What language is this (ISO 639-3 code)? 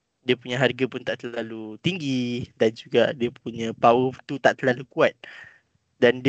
msa